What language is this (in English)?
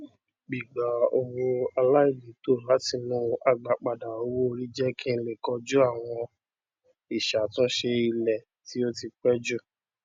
Yoruba